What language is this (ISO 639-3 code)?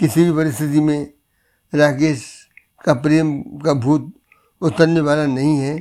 hin